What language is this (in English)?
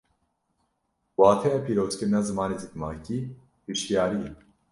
Kurdish